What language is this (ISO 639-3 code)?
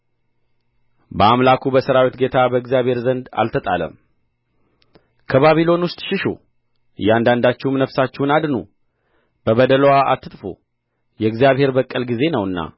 amh